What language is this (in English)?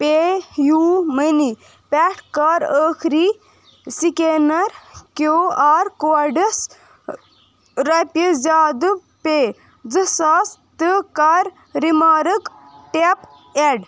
Kashmiri